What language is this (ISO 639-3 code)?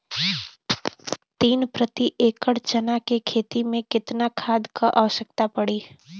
bho